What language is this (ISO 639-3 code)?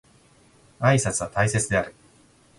jpn